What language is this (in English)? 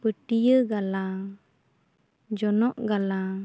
Santali